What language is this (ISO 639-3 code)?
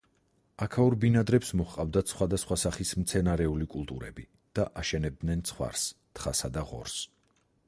kat